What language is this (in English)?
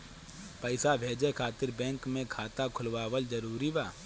Bhojpuri